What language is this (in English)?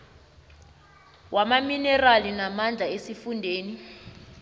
South Ndebele